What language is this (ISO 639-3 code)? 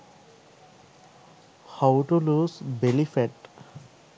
sin